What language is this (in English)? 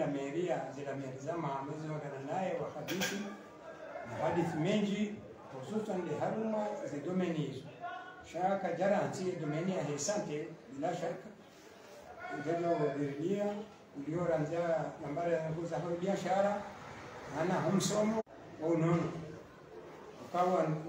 Arabic